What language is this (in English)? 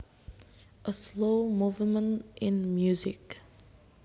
Javanese